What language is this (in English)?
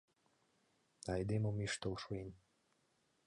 Mari